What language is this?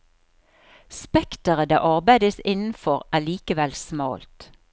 Norwegian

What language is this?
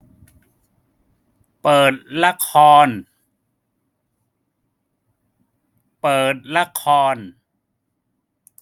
Thai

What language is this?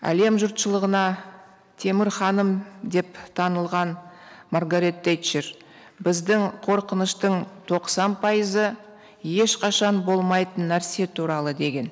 Kazakh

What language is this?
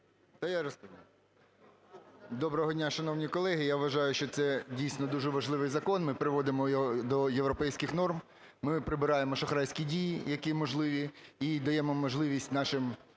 Ukrainian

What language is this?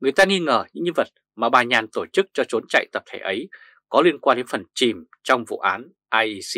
Vietnamese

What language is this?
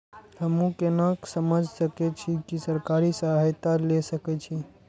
Maithili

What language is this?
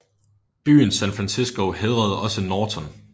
Danish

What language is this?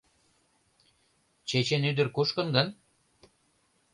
Mari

